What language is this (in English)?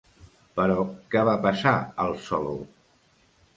Catalan